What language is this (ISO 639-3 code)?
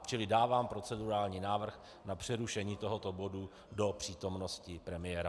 ces